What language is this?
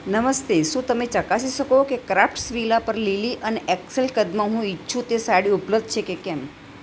Gujarati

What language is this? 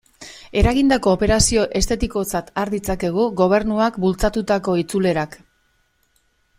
Basque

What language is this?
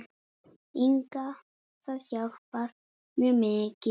Icelandic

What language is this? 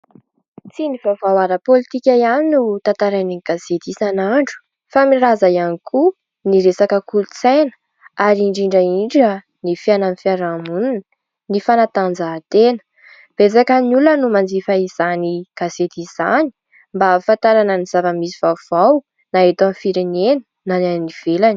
Malagasy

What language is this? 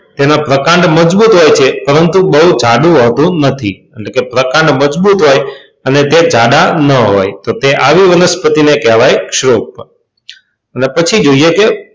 Gujarati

